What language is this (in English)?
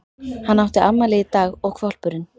Icelandic